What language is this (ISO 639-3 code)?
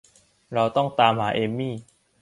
tha